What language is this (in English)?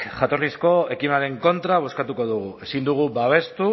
Basque